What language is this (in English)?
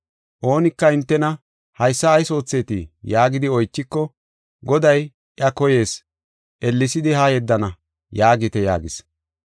Gofa